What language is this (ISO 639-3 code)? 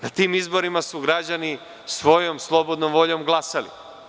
srp